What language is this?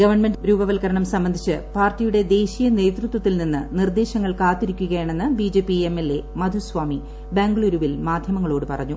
Malayalam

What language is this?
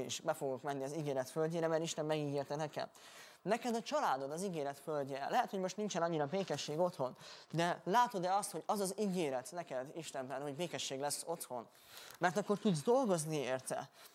Hungarian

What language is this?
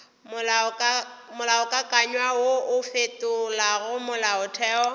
Northern Sotho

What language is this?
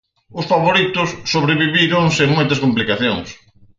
Galician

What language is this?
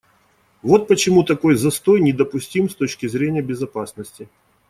Russian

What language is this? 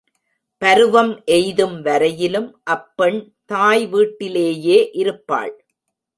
Tamil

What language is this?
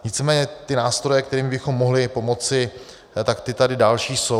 Czech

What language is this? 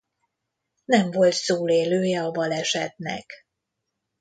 Hungarian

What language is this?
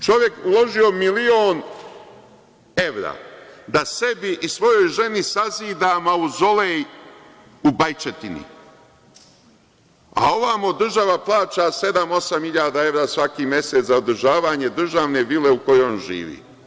Serbian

